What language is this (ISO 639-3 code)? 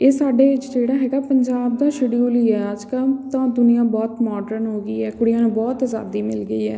pan